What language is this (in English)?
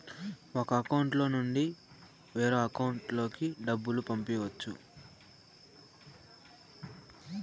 Telugu